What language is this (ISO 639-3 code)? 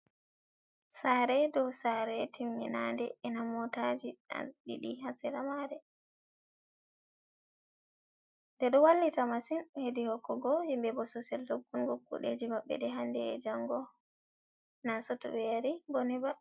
ful